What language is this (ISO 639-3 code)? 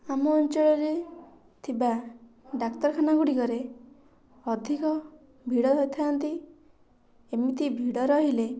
ori